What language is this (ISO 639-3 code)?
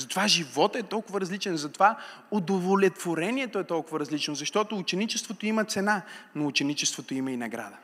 bul